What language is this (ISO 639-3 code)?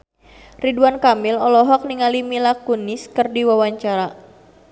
sun